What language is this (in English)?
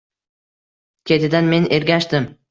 Uzbek